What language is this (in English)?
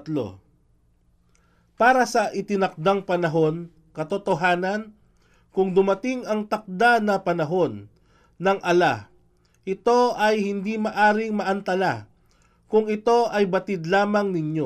Filipino